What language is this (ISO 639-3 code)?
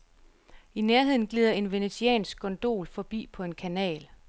dan